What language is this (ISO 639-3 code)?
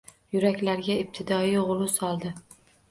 uzb